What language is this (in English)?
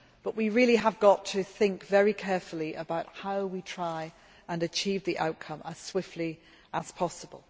English